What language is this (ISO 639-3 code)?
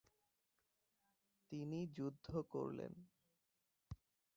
ben